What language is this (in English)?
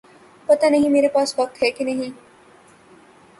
Urdu